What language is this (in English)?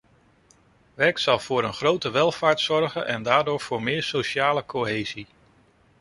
Dutch